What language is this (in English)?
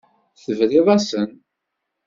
Kabyle